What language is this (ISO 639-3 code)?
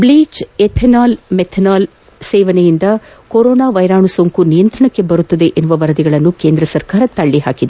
kan